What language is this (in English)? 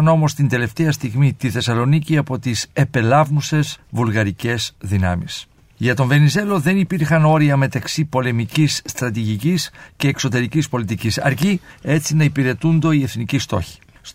Greek